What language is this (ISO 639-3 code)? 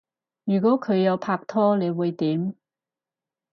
yue